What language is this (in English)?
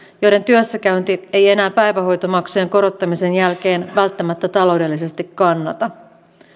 Finnish